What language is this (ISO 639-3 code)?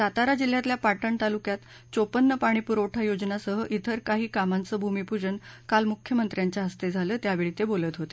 mar